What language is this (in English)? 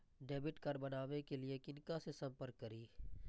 Maithili